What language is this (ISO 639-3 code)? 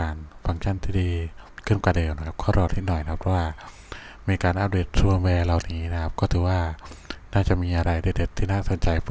tha